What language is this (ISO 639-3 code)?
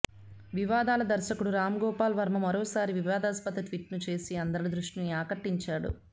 tel